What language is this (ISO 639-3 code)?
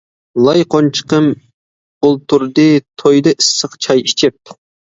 uig